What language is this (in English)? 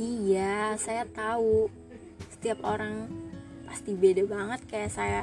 Indonesian